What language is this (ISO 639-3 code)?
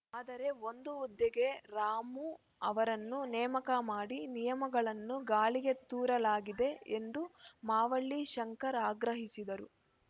kan